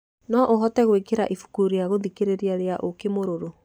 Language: Kikuyu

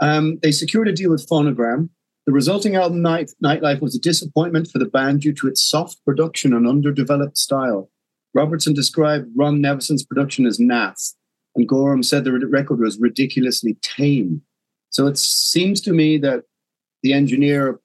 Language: English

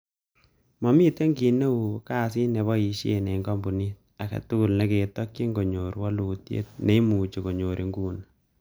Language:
Kalenjin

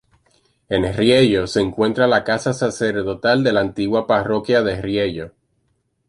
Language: Spanish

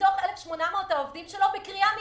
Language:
Hebrew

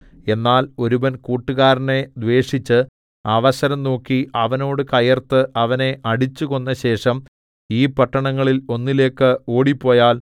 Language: Malayalam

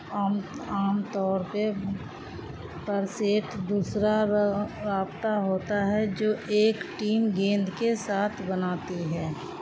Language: Urdu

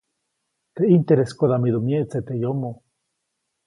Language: Copainalá Zoque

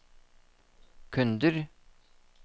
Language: Norwegian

